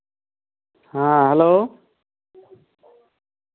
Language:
Santali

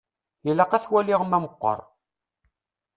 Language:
Kabyle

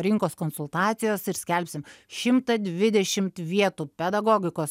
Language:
Lithuanian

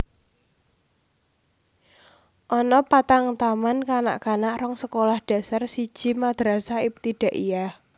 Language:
Javanese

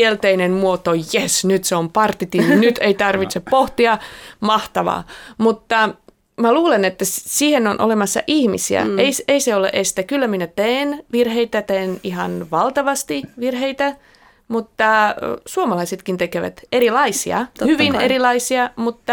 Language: Finnish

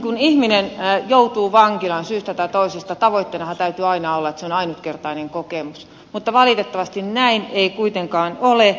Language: Finnish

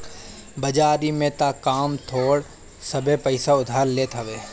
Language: Bhojpuri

